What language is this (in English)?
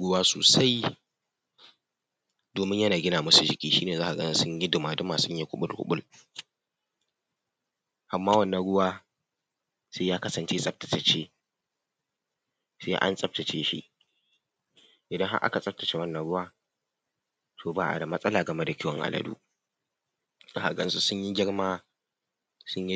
Hausa